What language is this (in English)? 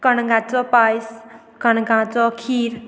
Konkani